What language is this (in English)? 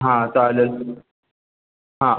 Marathi